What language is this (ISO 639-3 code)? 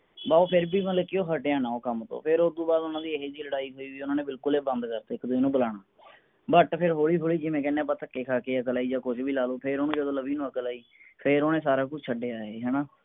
pan